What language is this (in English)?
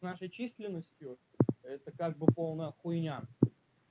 Russian